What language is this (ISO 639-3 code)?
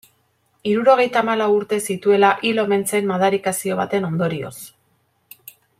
eus